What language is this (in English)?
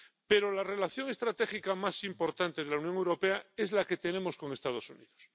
Spanish